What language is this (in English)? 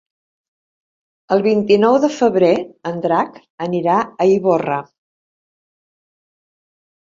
Catalan